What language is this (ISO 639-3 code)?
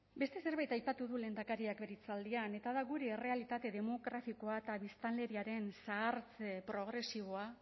eus